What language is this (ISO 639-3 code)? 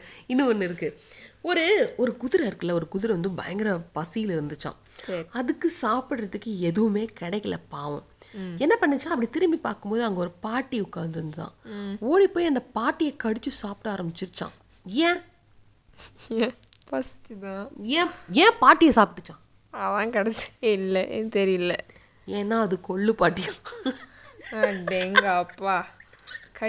tam